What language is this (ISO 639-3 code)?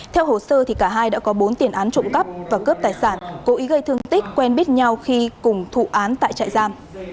vie